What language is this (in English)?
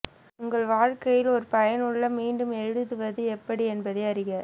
Tamil